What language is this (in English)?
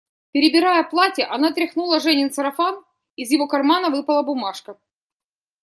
Russian